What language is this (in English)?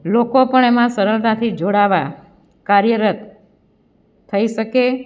Gujarati